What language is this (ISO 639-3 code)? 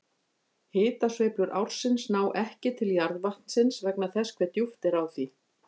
isl